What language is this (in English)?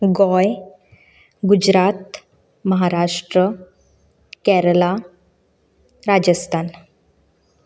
Konkani